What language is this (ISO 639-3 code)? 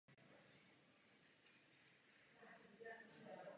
ces